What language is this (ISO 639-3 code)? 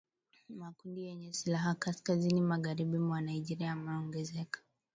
swa